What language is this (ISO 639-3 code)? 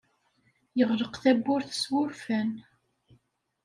kab